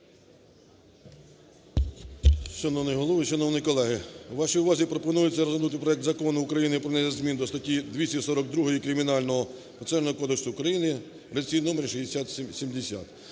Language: Ukrainian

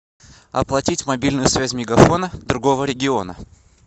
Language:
Russian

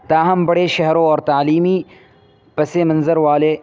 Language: Urdu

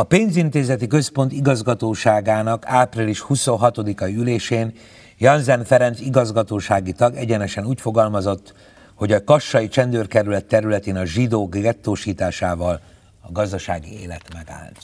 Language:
Hungarian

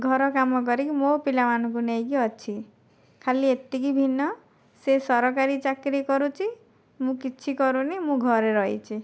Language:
Odia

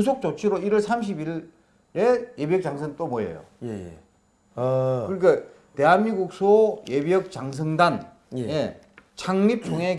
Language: Korean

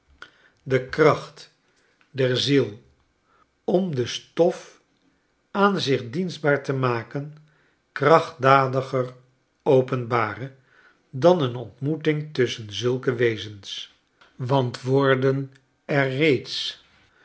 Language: Dutch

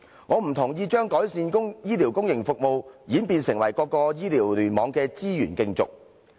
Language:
Cantonese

